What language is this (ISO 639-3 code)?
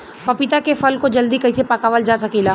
bho